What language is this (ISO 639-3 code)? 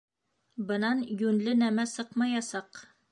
bak